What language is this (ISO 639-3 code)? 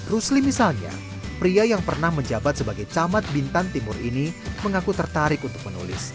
ind